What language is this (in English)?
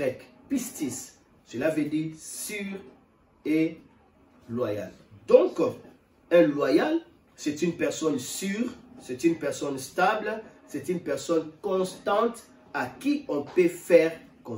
French